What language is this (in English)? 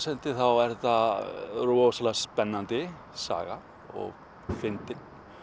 Icelandic